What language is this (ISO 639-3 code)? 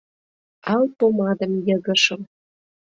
chm